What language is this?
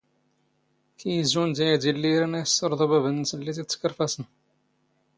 Standard Moroccan Tamazight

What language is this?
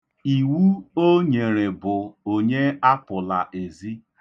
Igbo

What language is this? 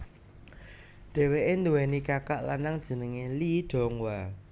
Javanese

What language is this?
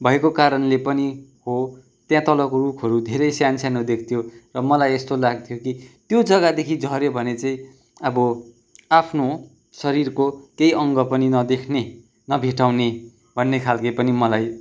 Nepali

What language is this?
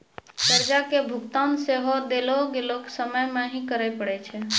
Maithili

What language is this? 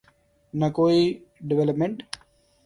Urdu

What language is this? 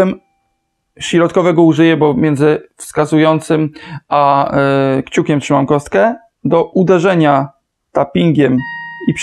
Polish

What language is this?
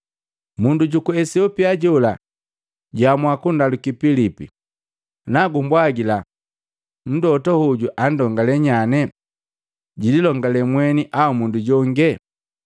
Matengo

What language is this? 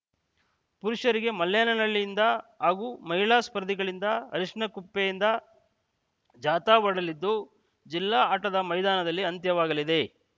Kannada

